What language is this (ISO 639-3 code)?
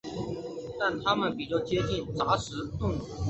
zho